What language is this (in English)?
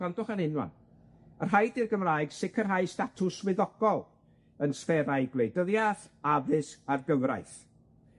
Welsh